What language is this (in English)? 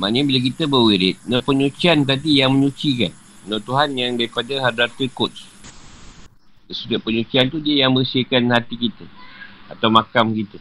Malay